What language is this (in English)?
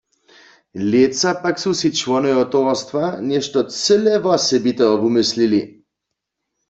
Upper Sorbian